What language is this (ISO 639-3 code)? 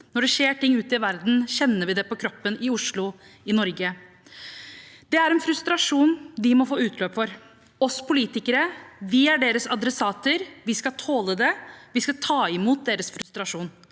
nor